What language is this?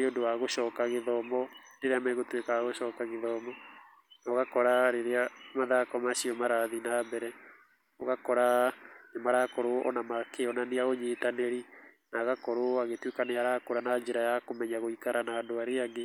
Kikuyu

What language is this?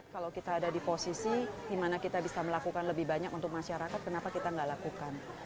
Indonesian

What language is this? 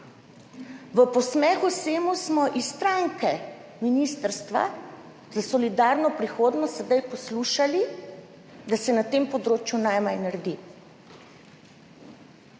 Slovenian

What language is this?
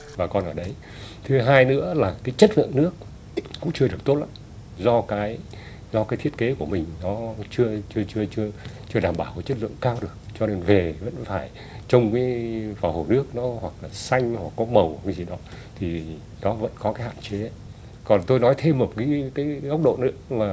Vietnamese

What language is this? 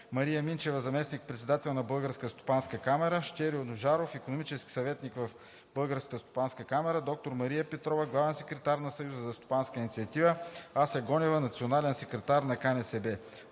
Bulgarian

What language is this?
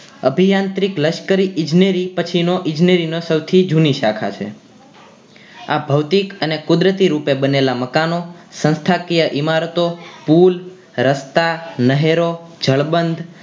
Gujarati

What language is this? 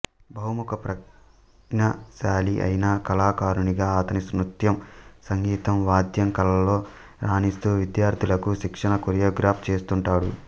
Telugu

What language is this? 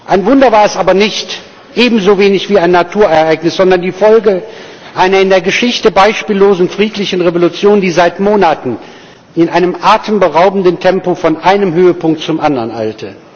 German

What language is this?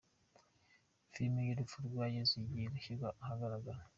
Kinyarwanda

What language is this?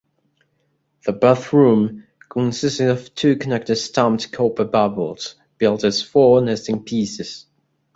English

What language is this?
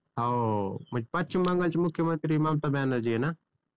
Marathi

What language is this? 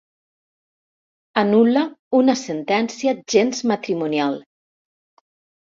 Catalan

